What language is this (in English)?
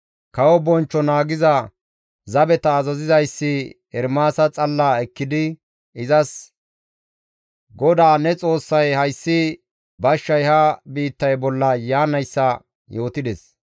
Gamo